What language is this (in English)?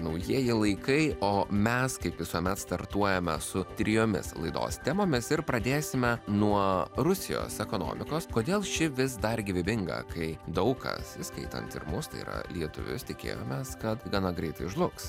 Lithuanian